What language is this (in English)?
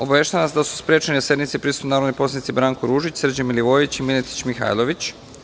Serbian